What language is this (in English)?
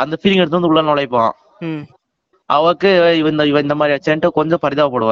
Tamil